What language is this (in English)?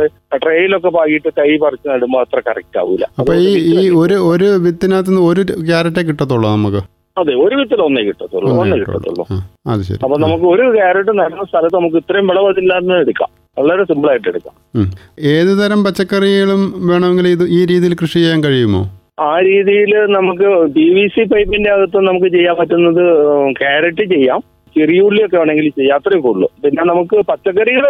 Malayalam